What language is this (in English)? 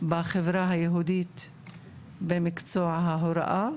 Hebrew